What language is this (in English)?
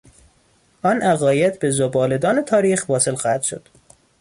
Persian